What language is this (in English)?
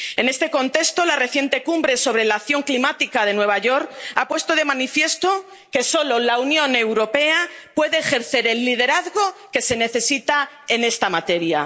Spanish